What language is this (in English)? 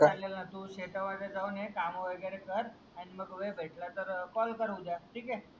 Marathi